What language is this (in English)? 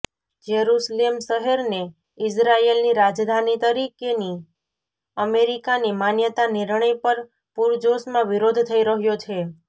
Gujarati